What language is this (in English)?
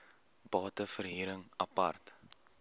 Afrikaans